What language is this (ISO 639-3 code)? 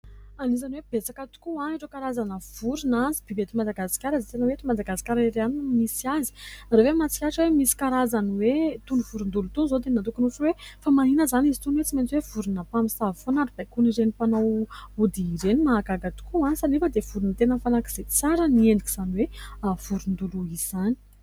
mlg